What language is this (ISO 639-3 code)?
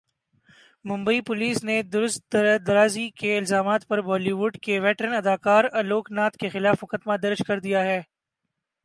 urd